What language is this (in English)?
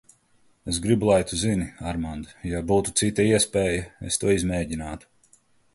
Latvian